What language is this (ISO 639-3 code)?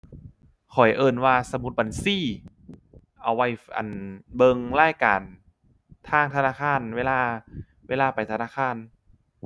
tha